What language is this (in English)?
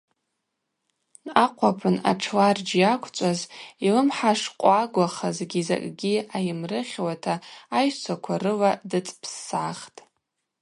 Abaza